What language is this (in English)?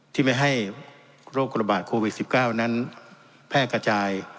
Thai